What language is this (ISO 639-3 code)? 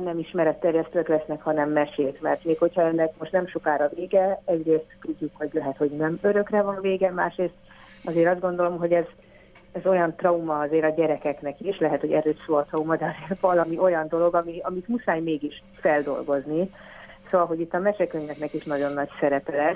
hun